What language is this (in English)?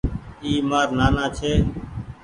Goaria